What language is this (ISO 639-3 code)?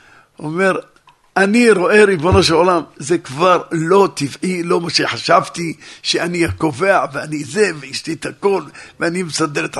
heb